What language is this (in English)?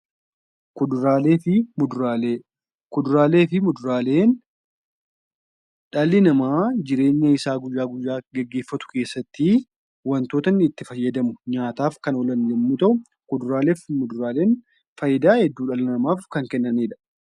Oromo